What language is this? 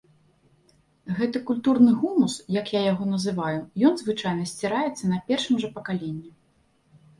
Belarusian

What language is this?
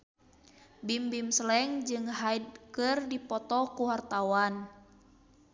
Sundanese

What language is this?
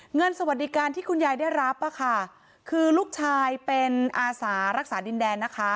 Thai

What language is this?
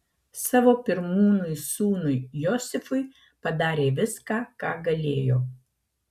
Lithuanian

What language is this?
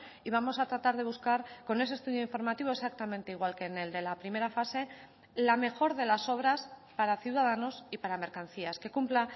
Spanish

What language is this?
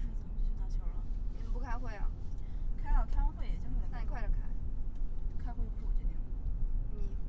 Chinese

